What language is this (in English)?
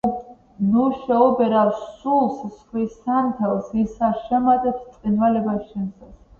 Georgian